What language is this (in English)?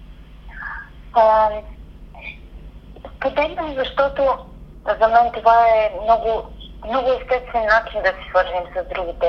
Bulgarian